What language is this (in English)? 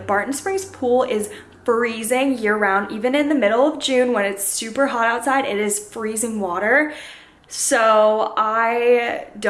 English